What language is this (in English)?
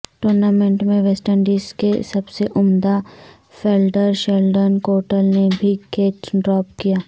Urdu